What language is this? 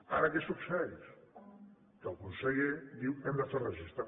Catalan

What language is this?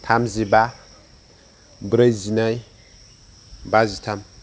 Bodo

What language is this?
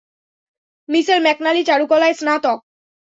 Bangla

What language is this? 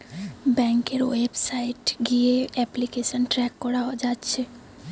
Bangla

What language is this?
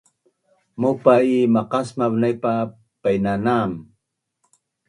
Bunun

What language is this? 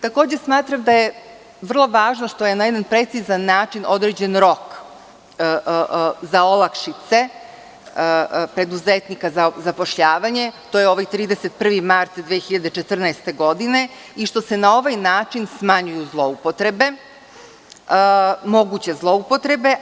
Serbian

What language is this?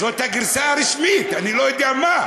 Hebrew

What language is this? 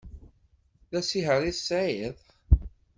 Kabyle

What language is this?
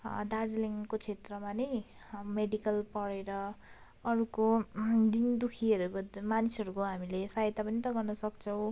Nepali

